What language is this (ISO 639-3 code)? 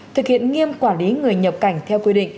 vie